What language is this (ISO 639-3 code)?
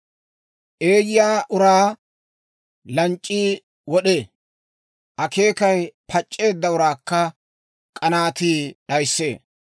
dwr